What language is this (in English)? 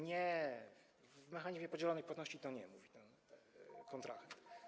Polish